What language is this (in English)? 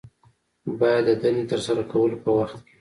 Pashto